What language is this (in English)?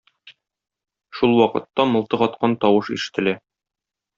Tatar